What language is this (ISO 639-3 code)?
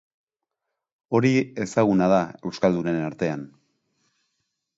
eus